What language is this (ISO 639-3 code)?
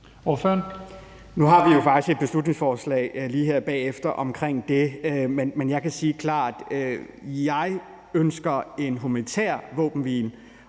dan